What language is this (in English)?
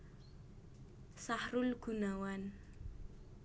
Javanese